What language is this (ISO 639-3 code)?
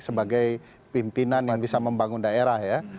ind